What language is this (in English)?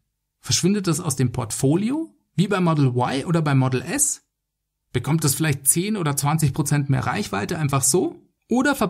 German